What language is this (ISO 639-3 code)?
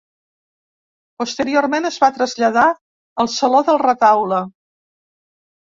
cat